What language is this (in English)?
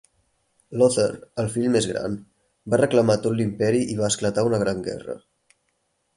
Catalan